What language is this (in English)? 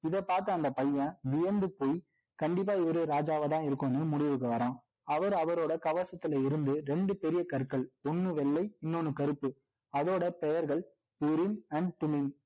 Tamil